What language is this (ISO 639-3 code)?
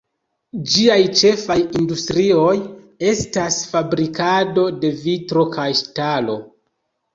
epo